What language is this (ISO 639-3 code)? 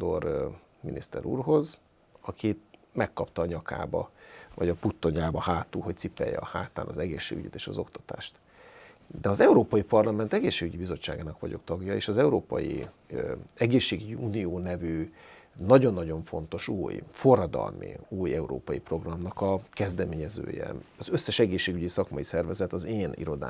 hun